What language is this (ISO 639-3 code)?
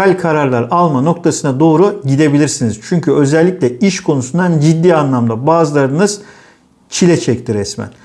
tur